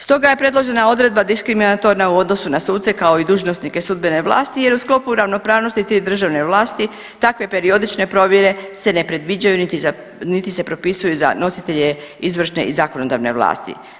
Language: Croatian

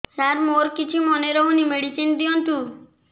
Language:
Odia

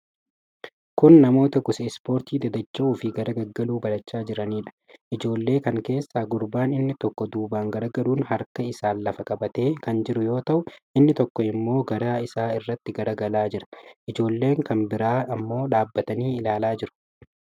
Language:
Oromo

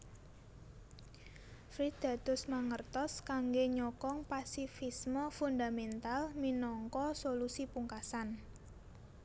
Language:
Javanese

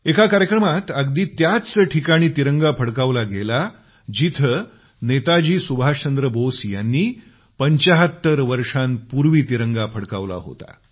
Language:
Marathi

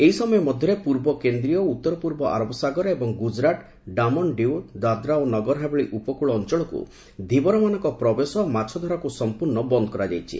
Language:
Odia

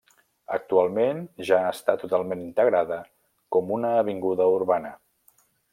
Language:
Catalan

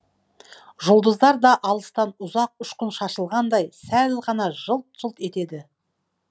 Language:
Kazakh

